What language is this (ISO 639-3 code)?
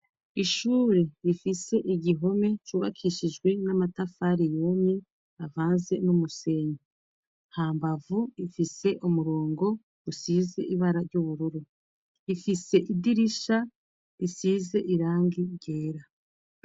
run